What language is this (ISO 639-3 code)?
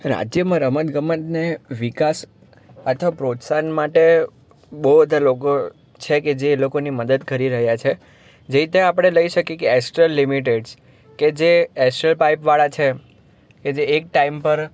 guj